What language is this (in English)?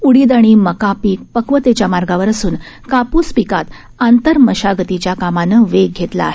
Marathi